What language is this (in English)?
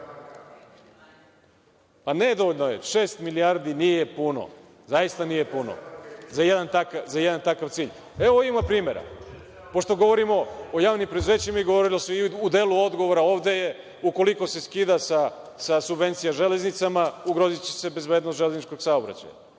Serbian